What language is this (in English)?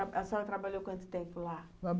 Portuguese